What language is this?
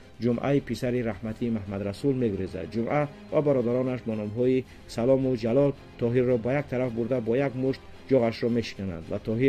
Persian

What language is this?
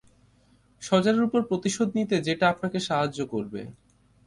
Bangla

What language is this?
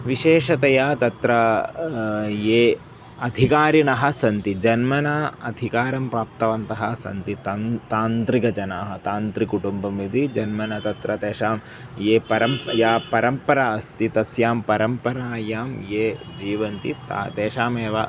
Sanskrit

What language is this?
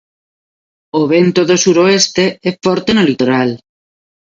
Galician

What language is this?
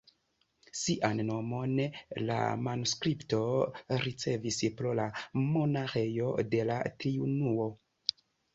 Esperanto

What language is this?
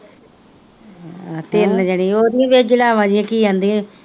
Punjabi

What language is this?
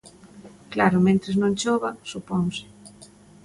Galician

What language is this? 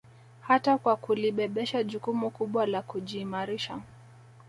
Swahili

